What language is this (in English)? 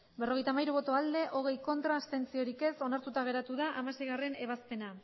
Basque